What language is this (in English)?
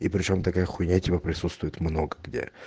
Russian